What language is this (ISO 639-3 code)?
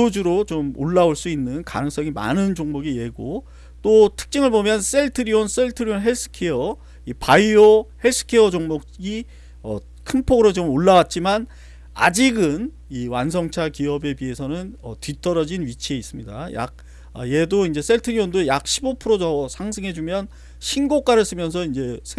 kor